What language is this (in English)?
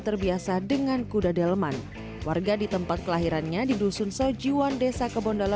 Indonesian